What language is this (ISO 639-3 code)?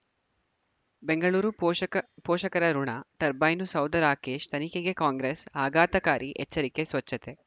kan